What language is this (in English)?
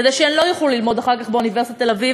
Hebrew